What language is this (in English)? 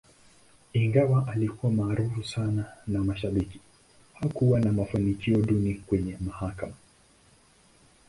Swahili